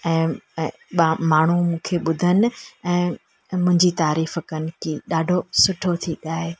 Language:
Sindhi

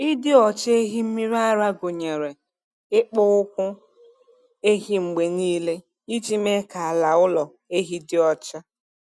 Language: Igbo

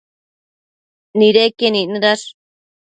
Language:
Matsés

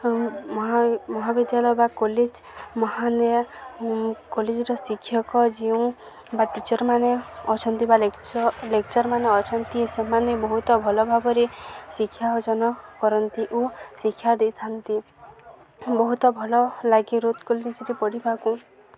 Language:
Odia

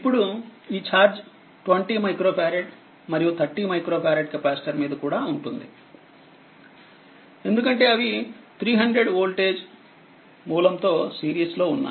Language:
Telugu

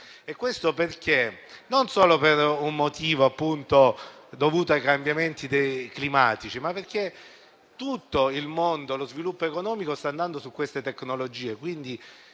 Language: Italian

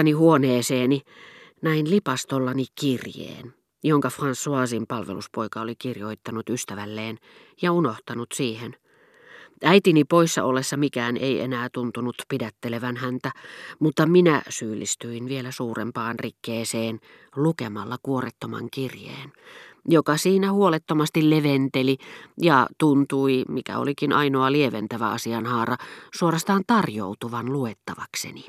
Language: Finnish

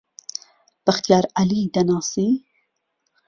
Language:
Central Kurdish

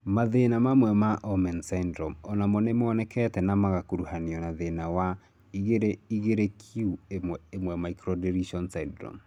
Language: Kikuyu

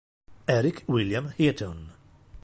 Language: Italian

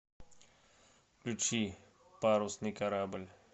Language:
Russian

